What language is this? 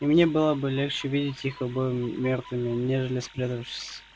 Russian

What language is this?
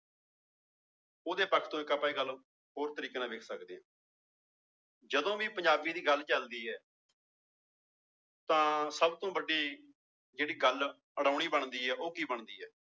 Punjabi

